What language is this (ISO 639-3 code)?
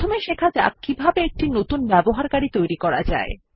ben